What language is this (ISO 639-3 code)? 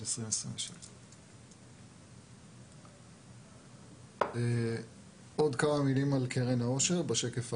heb